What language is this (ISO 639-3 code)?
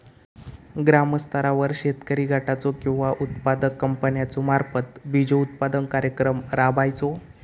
mar